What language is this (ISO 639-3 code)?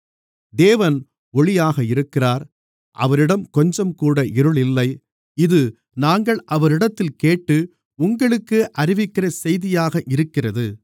tam